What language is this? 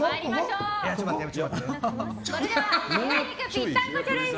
Japanese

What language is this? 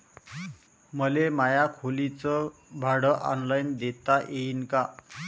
Marathi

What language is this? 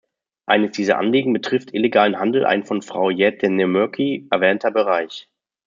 German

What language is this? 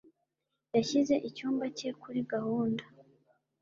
Kinyarwanda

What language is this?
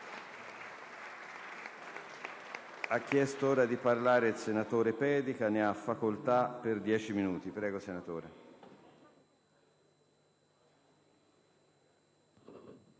Italian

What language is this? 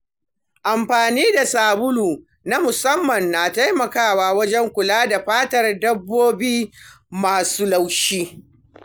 Hausa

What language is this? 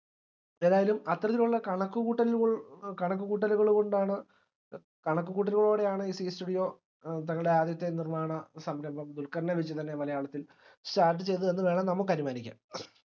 Malayalam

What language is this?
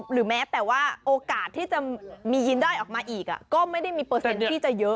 Thai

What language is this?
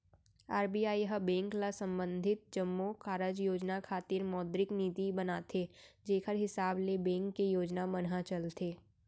Chhattisgarhi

